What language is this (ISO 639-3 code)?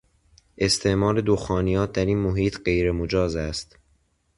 fas